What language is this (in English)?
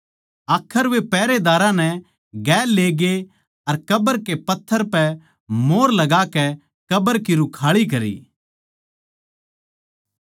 Haryanvi